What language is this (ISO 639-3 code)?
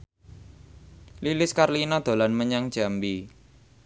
jav